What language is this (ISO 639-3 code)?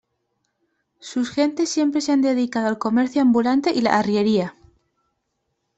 spa